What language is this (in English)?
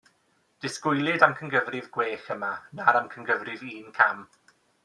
Welsh